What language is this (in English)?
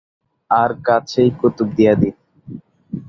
Bangla